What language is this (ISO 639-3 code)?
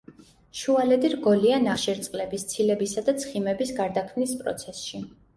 kat